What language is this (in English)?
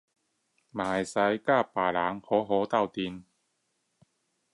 Chinese